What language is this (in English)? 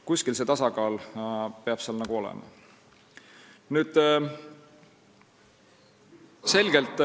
Estonian